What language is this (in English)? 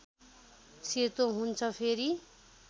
Nepali